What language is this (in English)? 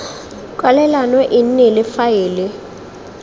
Tswana